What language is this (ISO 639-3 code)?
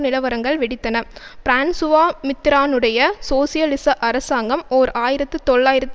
tam